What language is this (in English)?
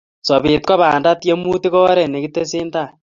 Kalenjin